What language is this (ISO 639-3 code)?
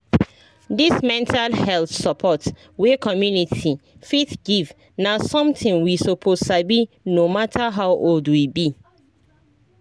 pcm